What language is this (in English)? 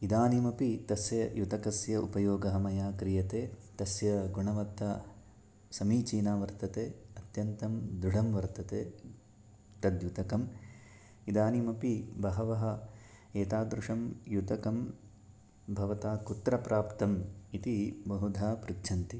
Sanskrit